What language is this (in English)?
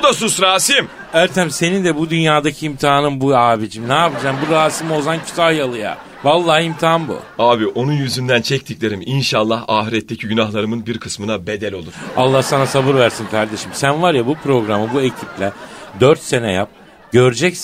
Turkish